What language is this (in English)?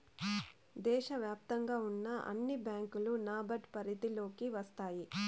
Telugu